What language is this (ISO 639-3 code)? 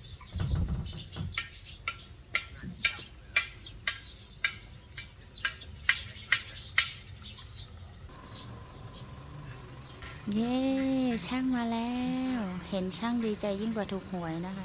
tha